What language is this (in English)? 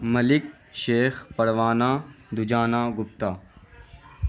Urdu